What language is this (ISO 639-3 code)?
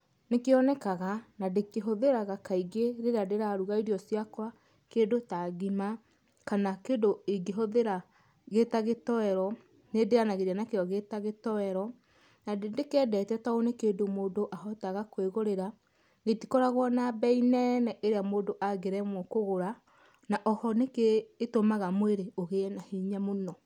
kik